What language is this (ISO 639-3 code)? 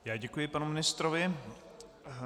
ces